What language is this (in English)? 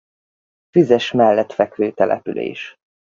Hungarian